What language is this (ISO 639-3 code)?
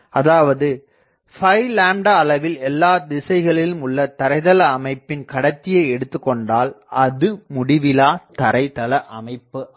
tam